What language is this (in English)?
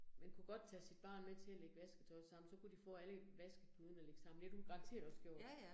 Danish